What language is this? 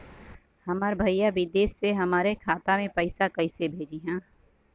Bhojpuri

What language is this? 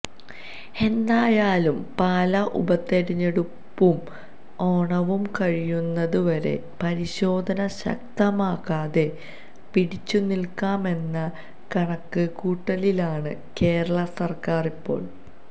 Malayalam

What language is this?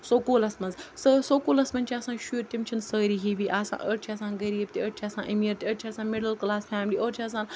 Kashmiri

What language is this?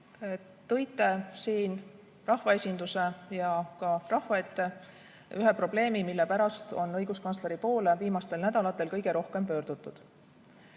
Estonian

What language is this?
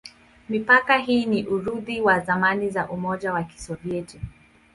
Swahili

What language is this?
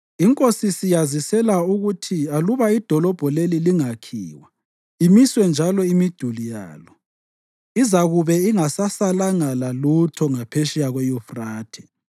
North Ndebele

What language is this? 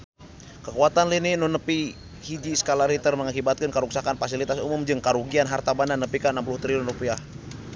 Sundanese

